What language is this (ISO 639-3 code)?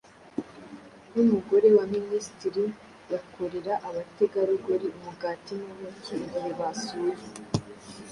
kin